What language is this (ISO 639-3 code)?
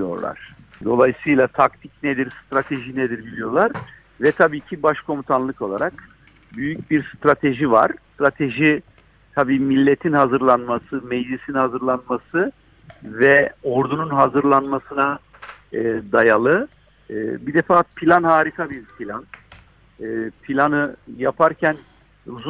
tur